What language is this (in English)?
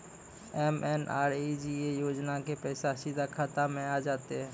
Maithili